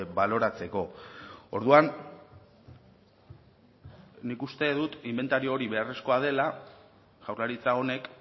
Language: Basque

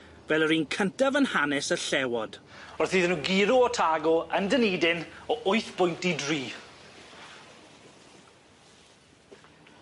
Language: Welsh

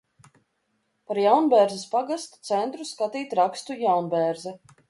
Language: Latvian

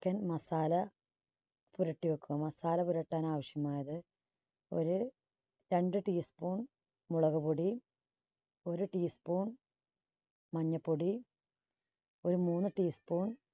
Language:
Malayalam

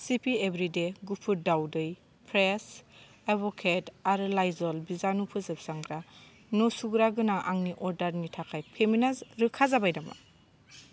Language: Bodo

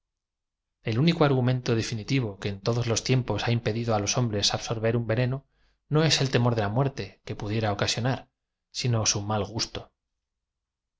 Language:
Spanish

